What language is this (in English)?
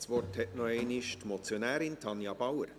Swiss German